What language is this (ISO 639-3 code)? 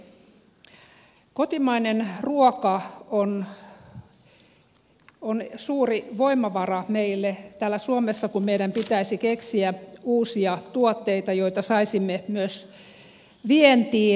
fin